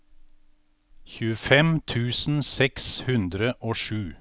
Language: Norwegian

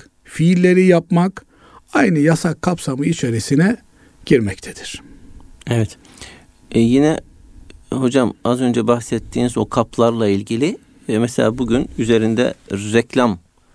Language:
Turkish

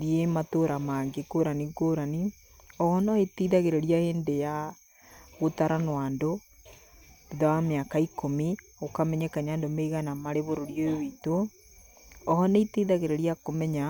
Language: Kikuyu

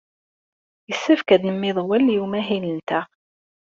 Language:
Kabyle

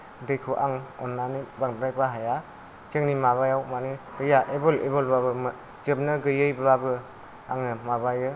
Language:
Bodo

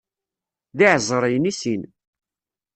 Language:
Kabyle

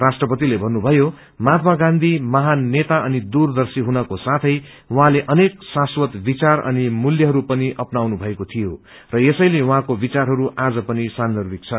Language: Nepali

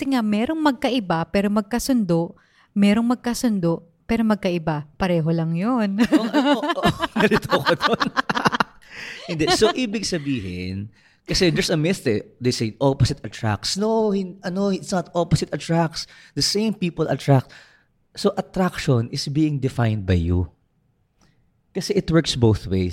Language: Filipino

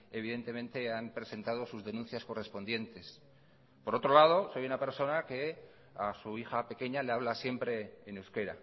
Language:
Spanish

